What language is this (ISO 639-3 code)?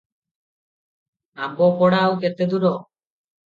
ori